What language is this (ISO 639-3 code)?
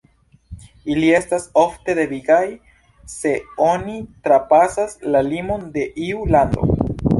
epo